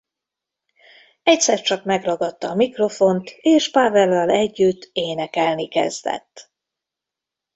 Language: Hungarian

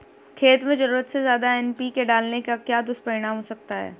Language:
Hindi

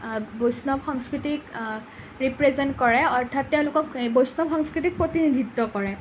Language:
Assamese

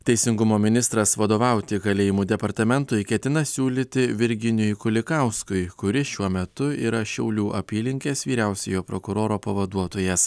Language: Lithuanian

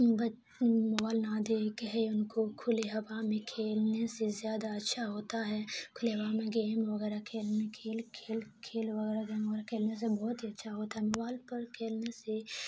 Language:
Urdu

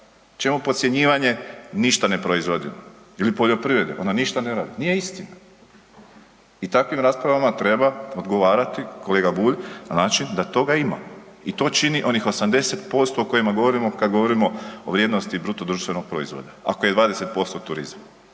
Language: Croatian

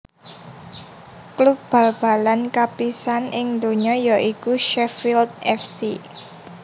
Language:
Javanese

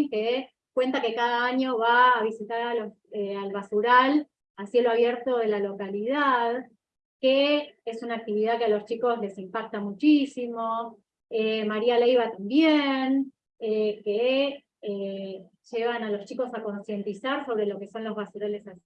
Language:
Spanish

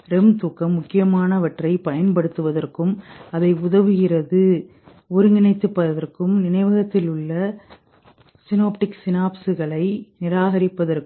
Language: Tamil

